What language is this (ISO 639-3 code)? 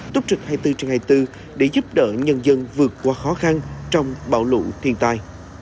vie